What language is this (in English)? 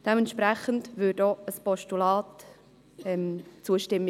Swiss German